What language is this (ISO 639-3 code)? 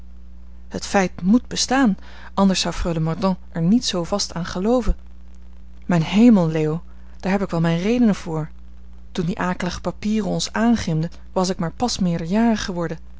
nld